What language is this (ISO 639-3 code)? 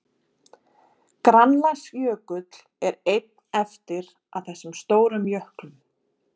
isl